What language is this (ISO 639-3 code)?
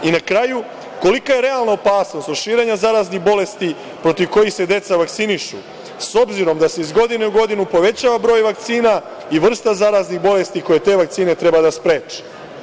srp